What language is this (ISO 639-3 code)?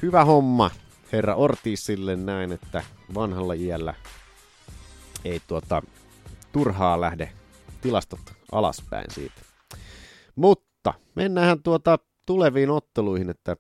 fin